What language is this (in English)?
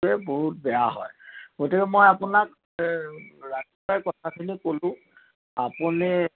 Assamese